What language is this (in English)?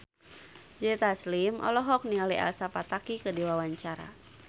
Sundanese